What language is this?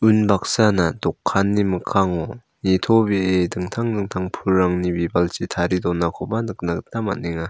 Garo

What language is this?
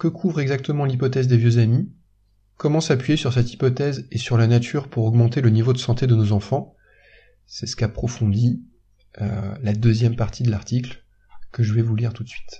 French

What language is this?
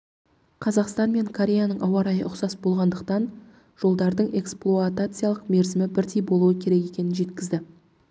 Kazakh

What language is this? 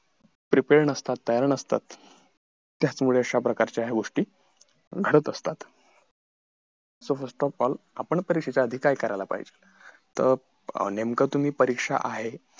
Marathi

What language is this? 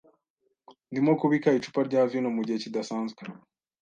Kinyarwanda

